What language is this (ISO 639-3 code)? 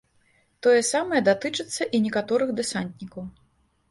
bel